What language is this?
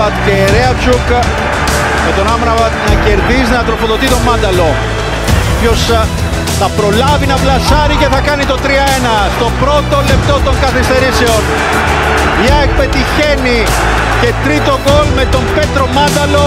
Greek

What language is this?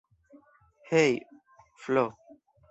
Esperanto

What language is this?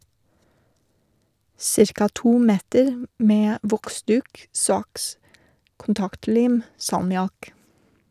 Norwegian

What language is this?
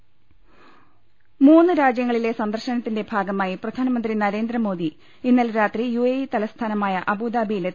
Malayalam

